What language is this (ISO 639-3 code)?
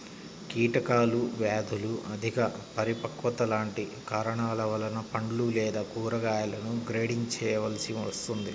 tel